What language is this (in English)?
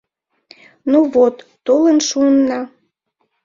Mari